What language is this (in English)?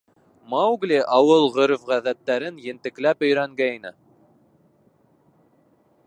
Bashkir